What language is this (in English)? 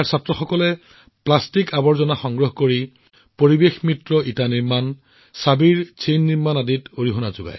Assamese